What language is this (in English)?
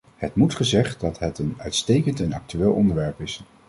Dutch